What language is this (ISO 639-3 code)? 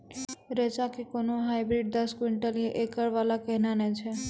mai